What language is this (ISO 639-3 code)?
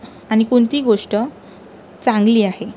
mar